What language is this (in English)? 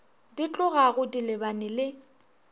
Northern Sotho